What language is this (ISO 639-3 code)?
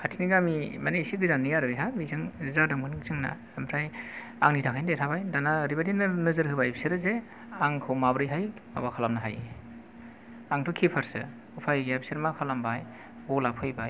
brx